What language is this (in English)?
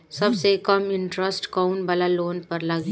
Bhojpuri